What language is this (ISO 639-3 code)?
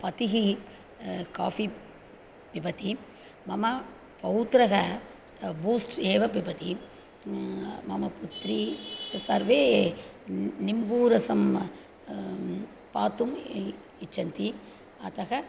san